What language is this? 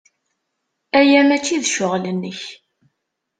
Kabyle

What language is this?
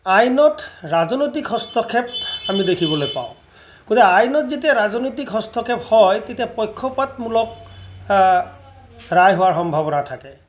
Assamese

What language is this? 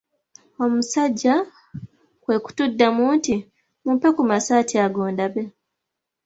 Ganda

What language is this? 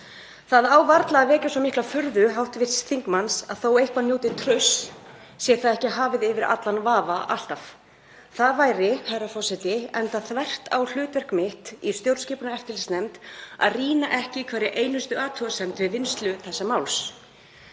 Icelandic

